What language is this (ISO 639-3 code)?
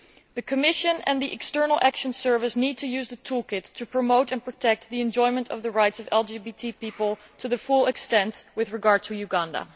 eng